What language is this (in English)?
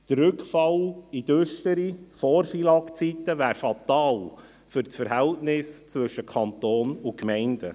Swiss German